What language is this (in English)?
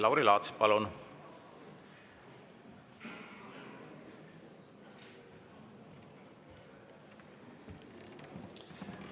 Estonian